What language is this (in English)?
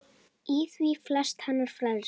Icelandic